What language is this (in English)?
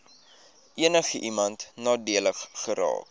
Afrikaans